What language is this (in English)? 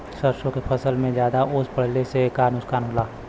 Bhojpuri